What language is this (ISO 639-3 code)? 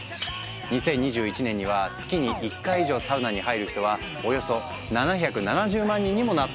jpn